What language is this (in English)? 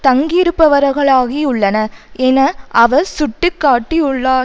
Tamil